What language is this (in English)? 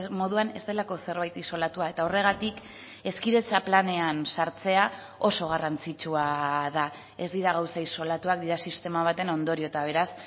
Basque